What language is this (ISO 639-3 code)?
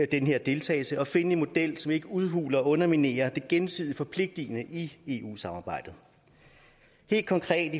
dan